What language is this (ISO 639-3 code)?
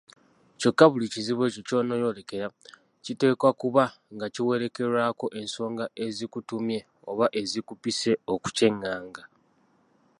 lug